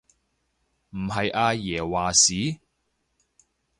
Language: Cantonese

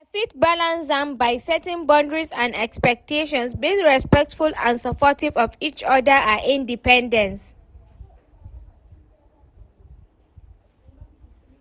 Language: Nigerian Pidgin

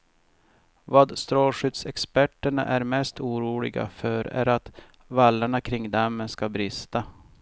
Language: Swedish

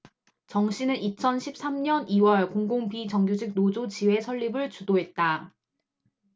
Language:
Korean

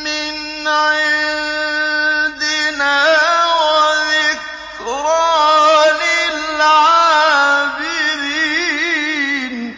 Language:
Arabic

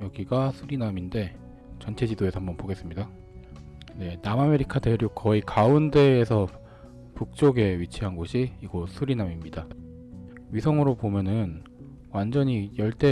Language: Korean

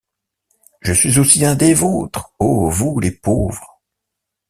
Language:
French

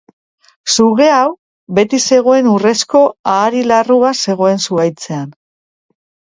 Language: Basque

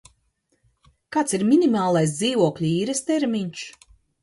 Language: Latvian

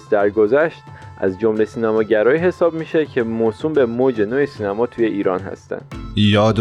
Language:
Persian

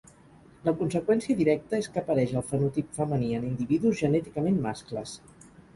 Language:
Catalan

